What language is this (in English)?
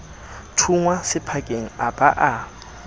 Southern Sotho